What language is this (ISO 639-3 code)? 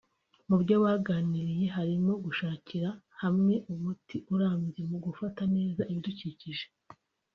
kin